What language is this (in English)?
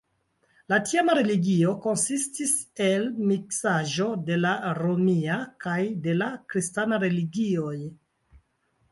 Esperanto